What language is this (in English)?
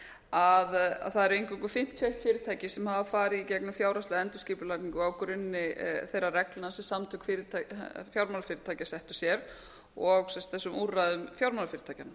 Icelandic